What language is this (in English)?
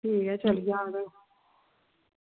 Dogri